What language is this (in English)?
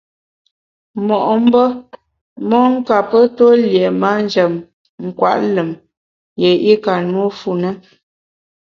Bamun